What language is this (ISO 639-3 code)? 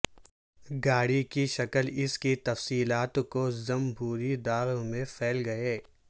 urd